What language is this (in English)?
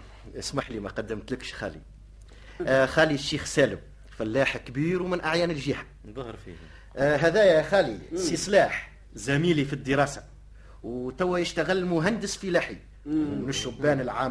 Arabic